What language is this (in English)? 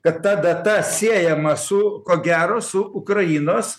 Lithuanian